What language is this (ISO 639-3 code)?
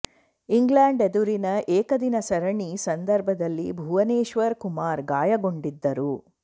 kan